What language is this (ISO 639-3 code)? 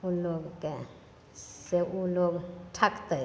mai